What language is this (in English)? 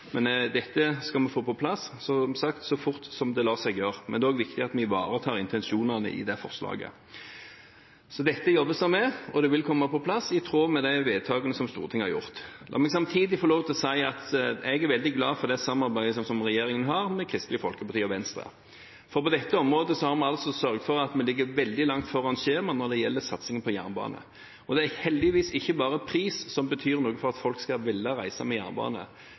Norwegian Bokmål